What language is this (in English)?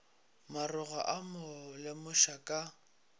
Northern Sotho